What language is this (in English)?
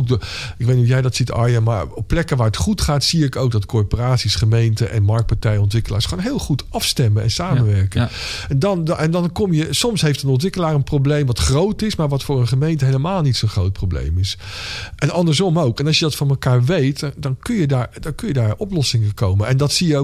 Dutch